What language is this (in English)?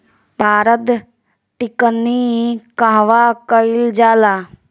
Bhojpuri